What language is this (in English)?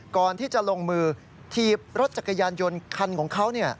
Thai